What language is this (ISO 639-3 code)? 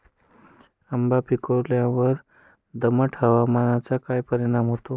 mar